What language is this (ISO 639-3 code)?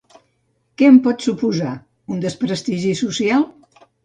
cat